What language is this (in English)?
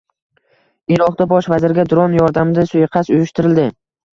Uzbek